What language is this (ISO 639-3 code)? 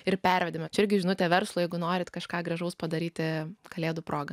lit